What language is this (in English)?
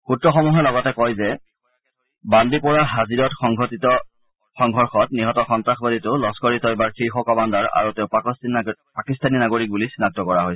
Assamese